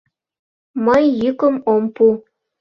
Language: Mari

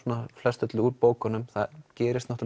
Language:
Icelandic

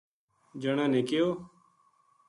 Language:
Gujari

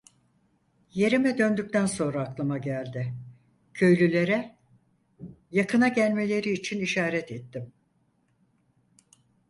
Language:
Turkish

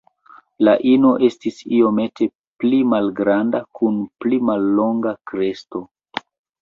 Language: Esperanto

